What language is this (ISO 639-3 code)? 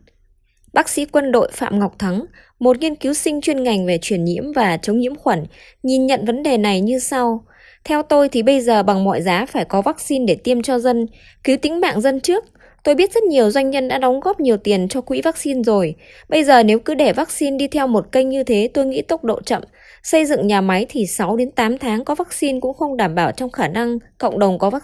vie